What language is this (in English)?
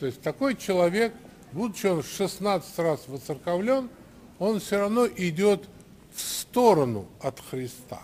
Russian